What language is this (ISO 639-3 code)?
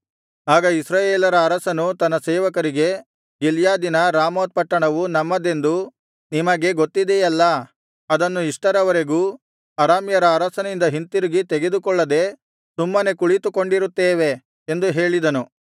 kan